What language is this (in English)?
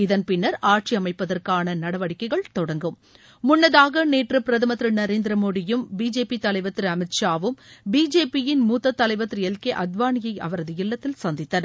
Tamil